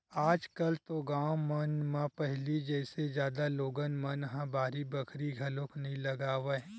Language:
Chhattisgarhi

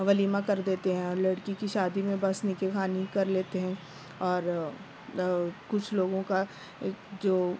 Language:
Urdu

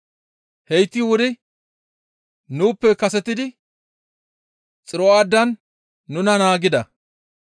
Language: Gamo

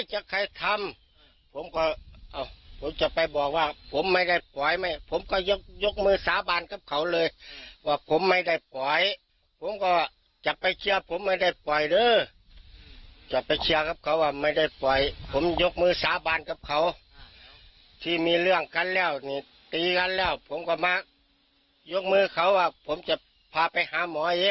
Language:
Thai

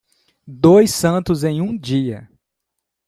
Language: Portuguese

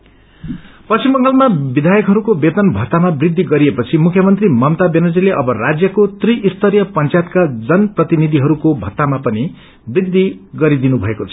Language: Nepali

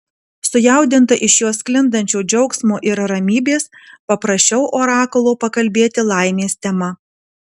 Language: Lithuanian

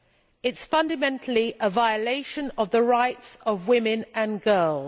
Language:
English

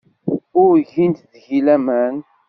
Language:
Kabyle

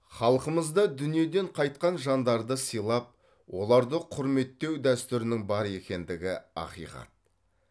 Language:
Kazakh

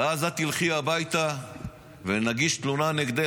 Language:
Hebrew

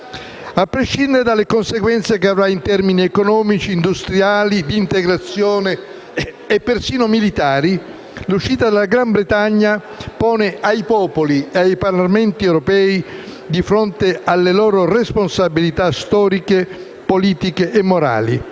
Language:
Italian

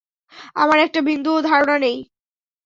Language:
Bangla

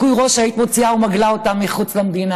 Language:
Hebrew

